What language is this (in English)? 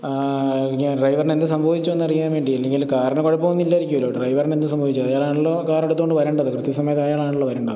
Malayalam